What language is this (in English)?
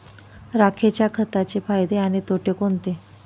Marathi